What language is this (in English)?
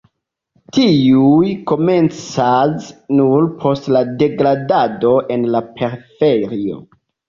Esperanto